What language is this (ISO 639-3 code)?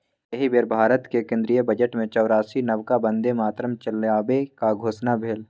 mai